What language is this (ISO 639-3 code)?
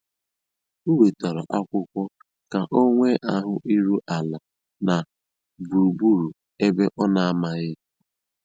ibo